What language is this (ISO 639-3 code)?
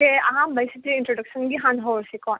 mni